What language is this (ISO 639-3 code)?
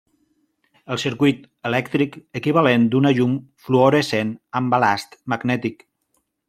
cat